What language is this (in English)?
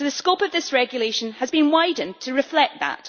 English